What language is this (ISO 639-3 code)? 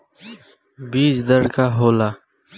bho